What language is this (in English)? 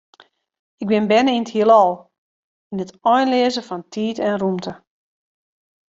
Western Frisian